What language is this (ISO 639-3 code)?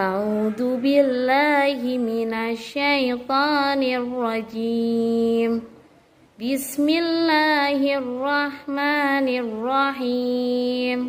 ind